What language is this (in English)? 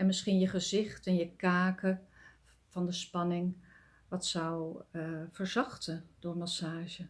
Dutch